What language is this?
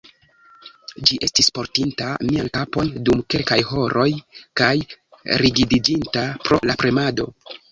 Esperanto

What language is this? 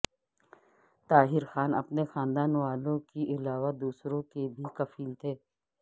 Urdu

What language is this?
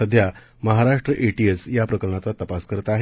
Marathi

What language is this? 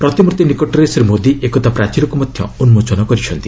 Odia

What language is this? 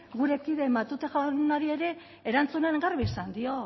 Basque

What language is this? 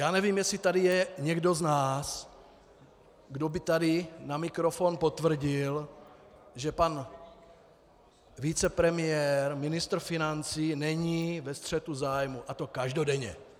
Czech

